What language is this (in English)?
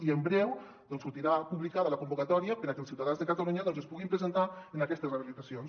Catalan